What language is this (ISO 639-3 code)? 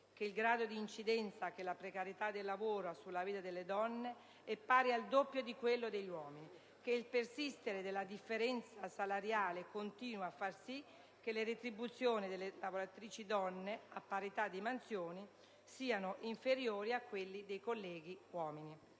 ita